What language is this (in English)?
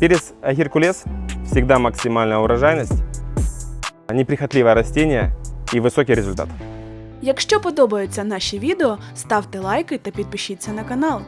Russian